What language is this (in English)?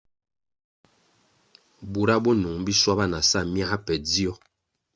Kwasio